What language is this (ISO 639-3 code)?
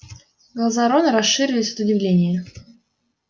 rus